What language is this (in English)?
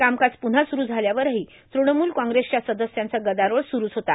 Marathi